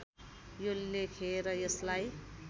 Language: Nepali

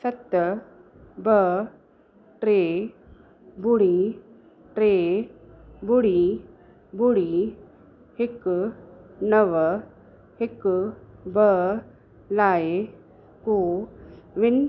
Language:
Sindhi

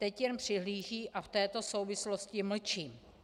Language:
Czech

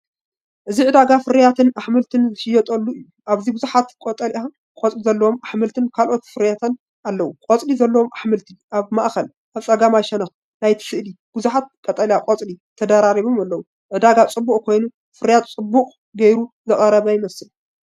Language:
Tigrinya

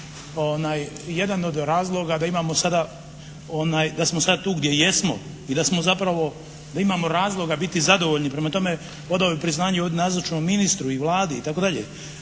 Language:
Croatian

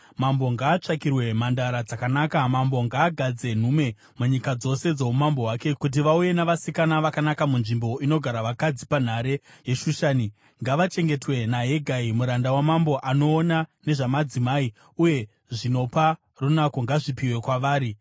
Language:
Shona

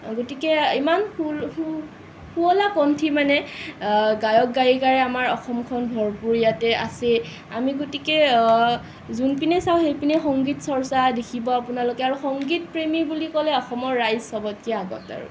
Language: Assamese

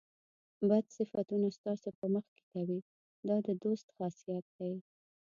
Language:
Pashto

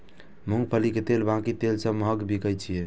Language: Maithili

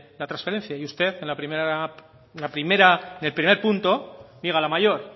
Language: Spanish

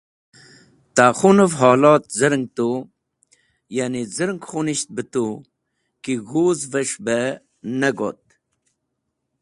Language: Wakhi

